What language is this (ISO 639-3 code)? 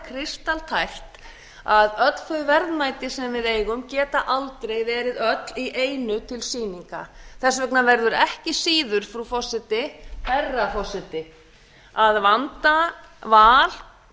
isl